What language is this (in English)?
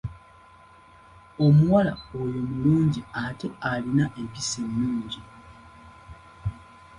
Ganda